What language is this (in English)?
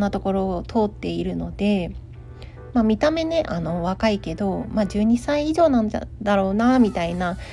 Japanese